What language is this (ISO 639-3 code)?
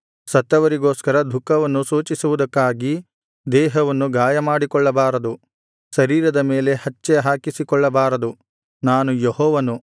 kan